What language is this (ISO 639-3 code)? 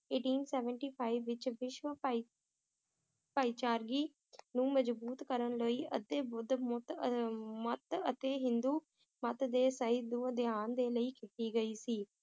pan